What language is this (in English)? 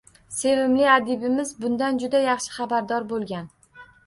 Uzbek